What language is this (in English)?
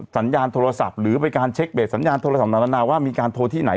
Thai